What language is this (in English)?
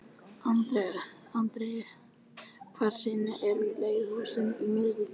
Icelandic